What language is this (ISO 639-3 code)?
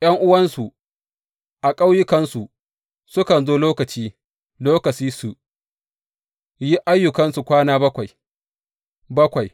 hau